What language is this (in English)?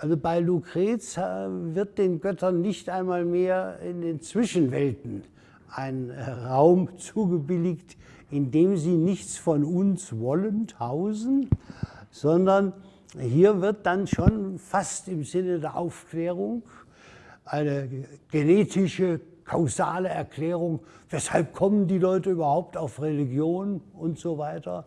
German